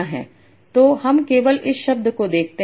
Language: Hindi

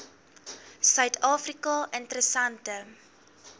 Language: Afrikaans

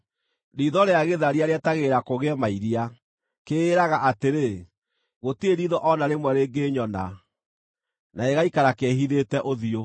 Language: Kikuyu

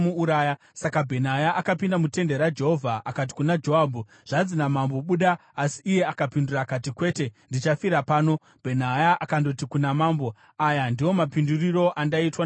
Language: Shona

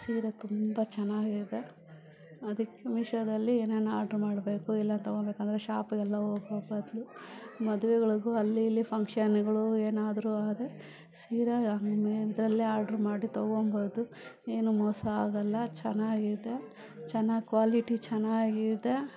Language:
Kannada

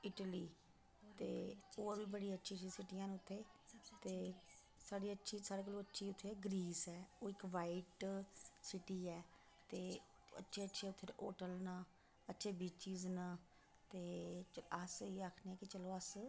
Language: Dogri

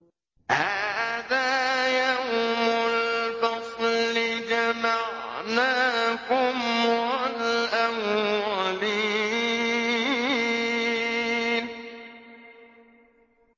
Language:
Arabic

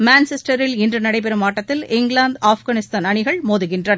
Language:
Tamil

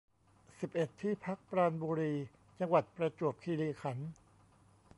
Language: Thai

